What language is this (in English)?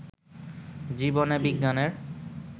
Bangla